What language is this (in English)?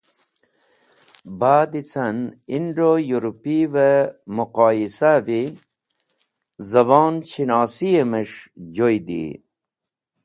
Wakhi